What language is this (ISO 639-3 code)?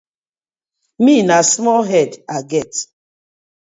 pcm